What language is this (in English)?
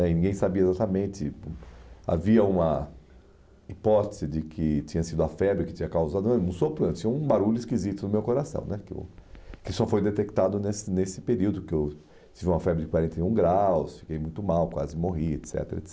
Portuguese